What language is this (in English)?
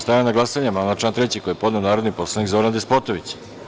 Serbian